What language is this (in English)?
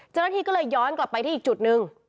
Thai